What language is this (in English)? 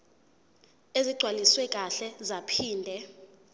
Zulu